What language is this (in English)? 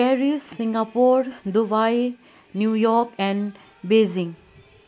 Nepali